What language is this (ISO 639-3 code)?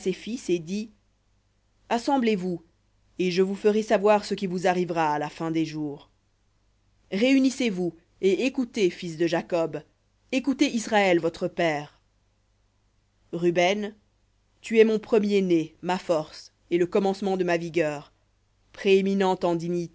fra